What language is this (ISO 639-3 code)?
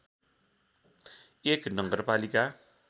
nep